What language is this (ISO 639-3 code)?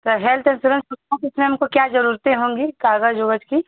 hin